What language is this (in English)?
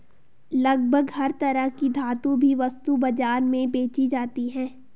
Hindi